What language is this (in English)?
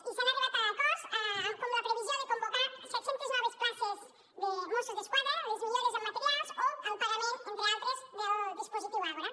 Catalan